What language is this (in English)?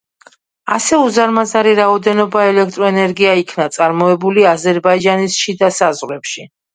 Georgian